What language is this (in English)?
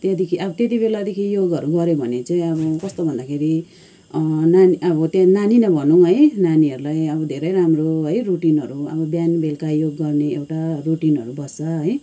Nepali